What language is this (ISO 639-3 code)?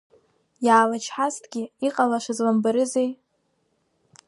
abk